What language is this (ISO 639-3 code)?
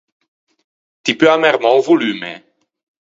lij